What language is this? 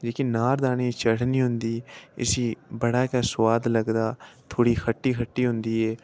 Dogri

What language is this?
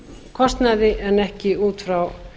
Icelandic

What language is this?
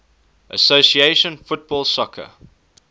English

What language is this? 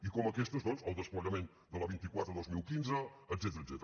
Catalan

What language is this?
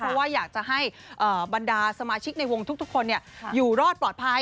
Thai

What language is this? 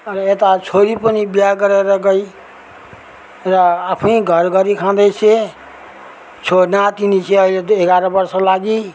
Nepali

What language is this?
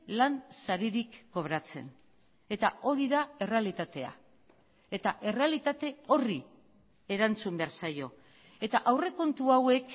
Basque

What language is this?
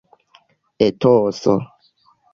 Esperanto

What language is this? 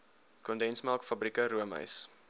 Afrikaans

